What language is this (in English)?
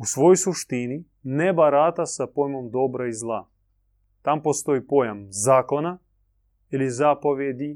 Croatian